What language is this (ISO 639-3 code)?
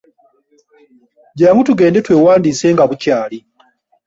lug